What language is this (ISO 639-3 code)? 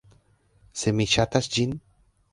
epo